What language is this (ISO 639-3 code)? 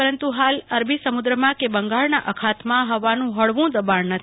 guj